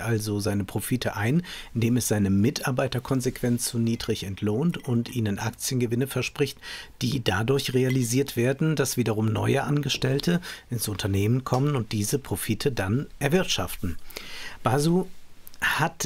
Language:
German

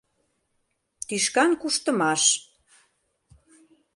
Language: Mari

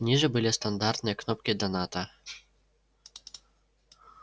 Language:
Russian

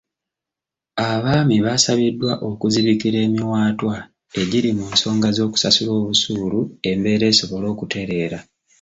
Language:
Ganda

